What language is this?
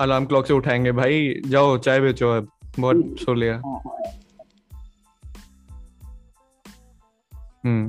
Hindi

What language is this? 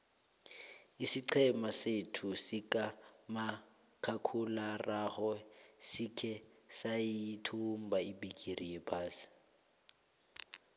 South Ndebele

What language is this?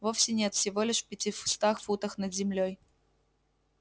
Russian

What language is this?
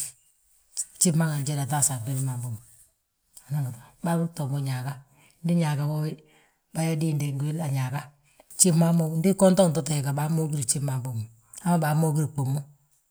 Balanta-Ganja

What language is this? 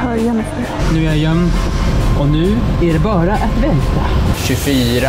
Swedish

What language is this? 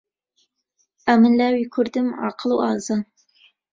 Central Kurdish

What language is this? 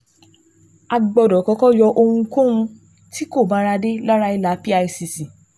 Yoruba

